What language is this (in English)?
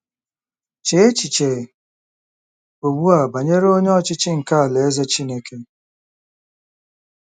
Igbo